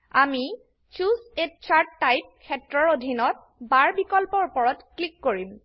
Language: Assamese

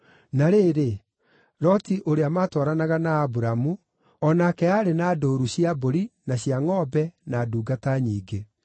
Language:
Kikuyu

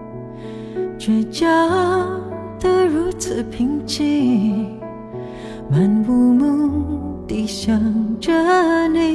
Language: Chinese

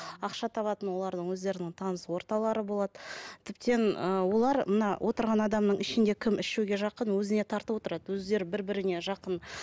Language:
Kazakh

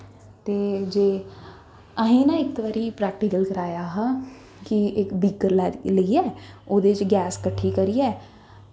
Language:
Dogri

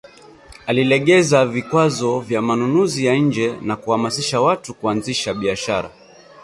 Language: Swahili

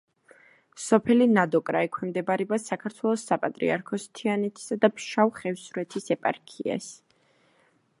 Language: Georgian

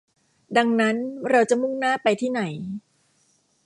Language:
Thai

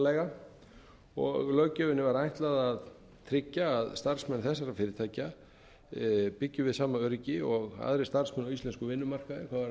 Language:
Icelandic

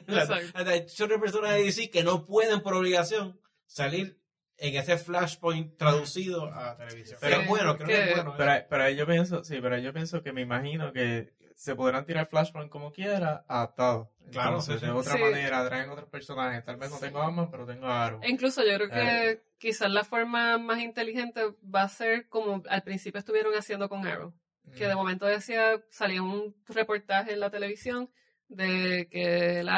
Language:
Spanish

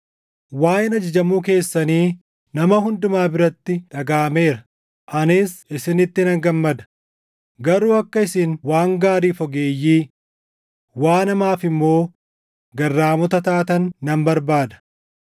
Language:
Oromo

